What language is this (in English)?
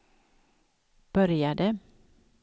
Swedish